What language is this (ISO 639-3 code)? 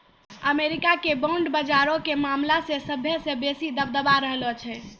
mai